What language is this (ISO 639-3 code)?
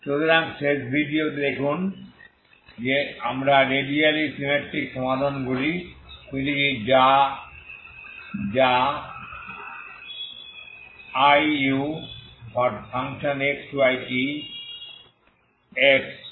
ben